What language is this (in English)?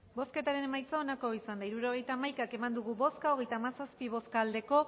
Basque